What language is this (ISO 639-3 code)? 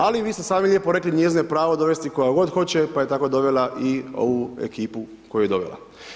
hrv